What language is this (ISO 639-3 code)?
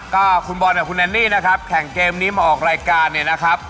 tha